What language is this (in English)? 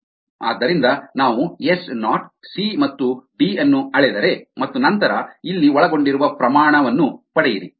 Kannada